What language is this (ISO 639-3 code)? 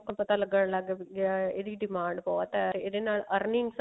pan